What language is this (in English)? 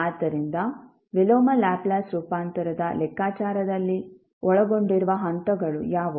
Kannada